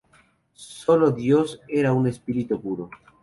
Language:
Spanish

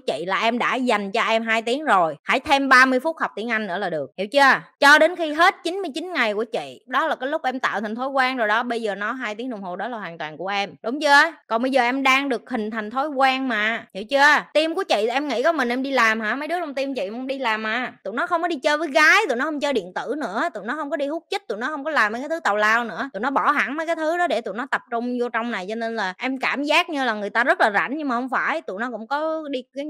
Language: Vietnamese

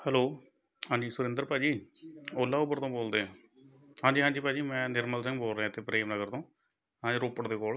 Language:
Punjabi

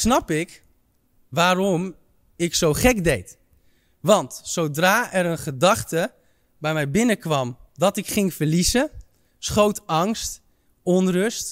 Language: Dutch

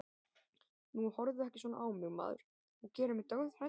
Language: Icelandic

